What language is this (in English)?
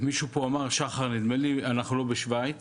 Hebrew